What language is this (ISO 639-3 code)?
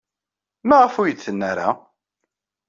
kab